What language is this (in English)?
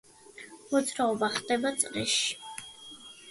Georgian